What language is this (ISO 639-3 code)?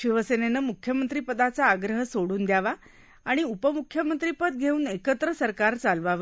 mar